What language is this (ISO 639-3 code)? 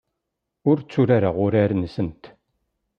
kab